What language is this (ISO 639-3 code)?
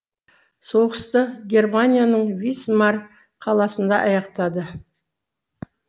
kaz